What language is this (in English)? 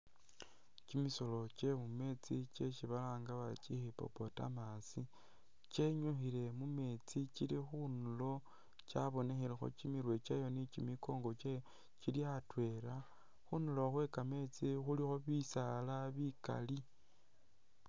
Masaaba